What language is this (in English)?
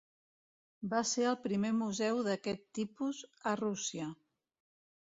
Catalan